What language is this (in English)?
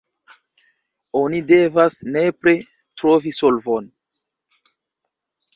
Esperanto